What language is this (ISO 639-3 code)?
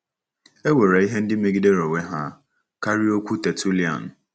ibo